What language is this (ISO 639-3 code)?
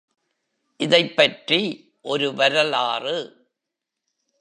tam